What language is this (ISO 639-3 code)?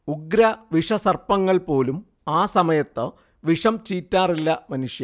mal